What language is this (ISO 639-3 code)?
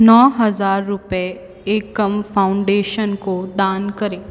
hin